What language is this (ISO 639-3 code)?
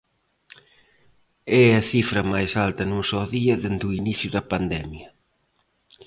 glg